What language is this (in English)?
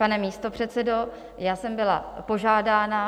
Czech